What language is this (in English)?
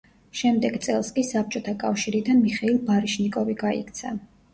Georgian